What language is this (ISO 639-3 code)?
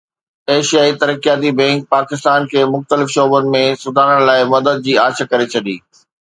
snd